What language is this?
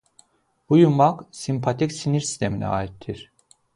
Azerbaijani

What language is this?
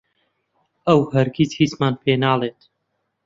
Central Kurdish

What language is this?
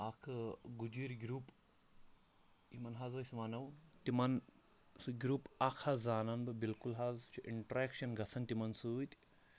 Kashmiri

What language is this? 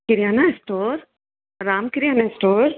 Sindhi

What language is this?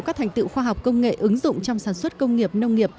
Vietnamese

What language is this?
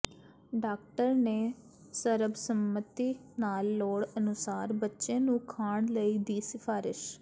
Punjabi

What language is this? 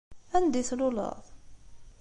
Kabyle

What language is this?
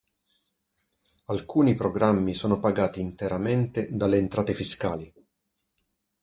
Italian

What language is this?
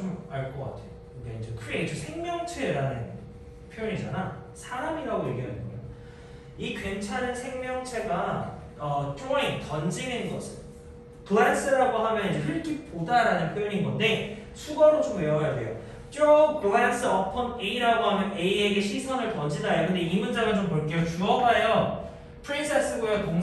Korean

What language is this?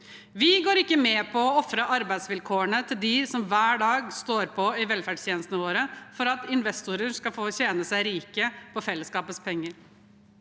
Norwegian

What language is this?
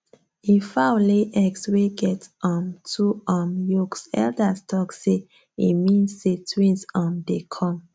Nigerian Pidgin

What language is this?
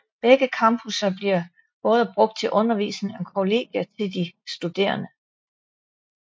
Danish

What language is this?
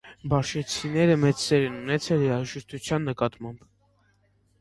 Armenian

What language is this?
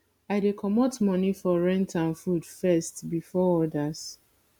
Nigerian Pidgin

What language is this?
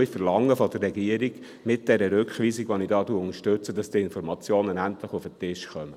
Swiss German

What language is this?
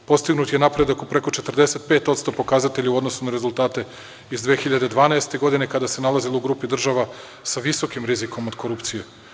Serbian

